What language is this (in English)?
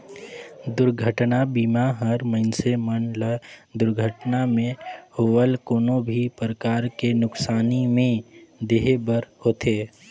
Chhattisgarhi